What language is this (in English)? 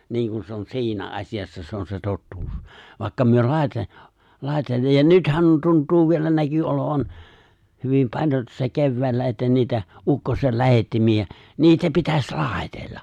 Finnish